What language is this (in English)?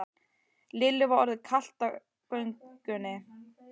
Icelandic